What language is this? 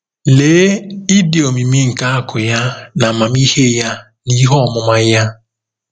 Igbo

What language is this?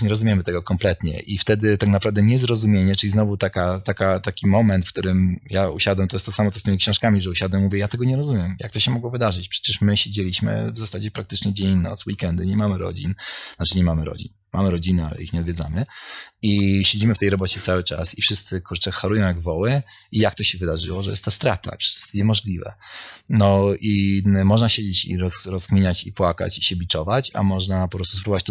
Polish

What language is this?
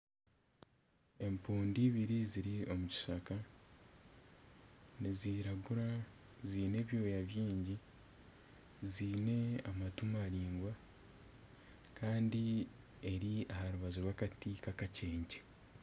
Nyankole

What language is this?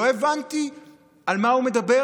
Hebrew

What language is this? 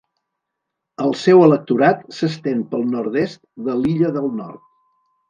Catalan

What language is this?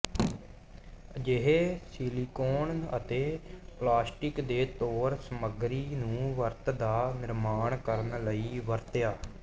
Punjabi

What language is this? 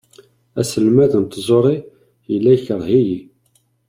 Kabyle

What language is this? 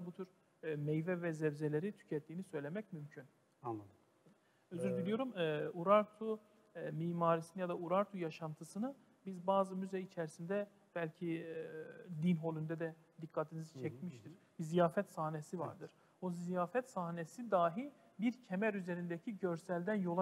Turkish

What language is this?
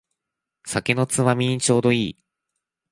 Japanese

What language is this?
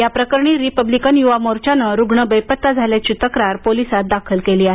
Marathi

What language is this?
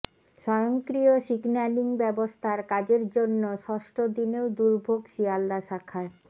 Bangla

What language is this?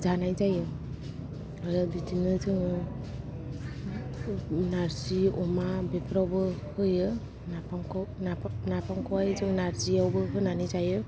Bodo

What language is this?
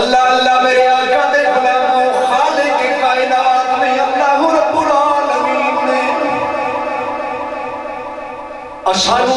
Arabic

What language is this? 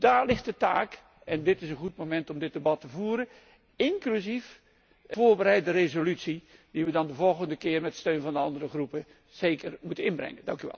Dutch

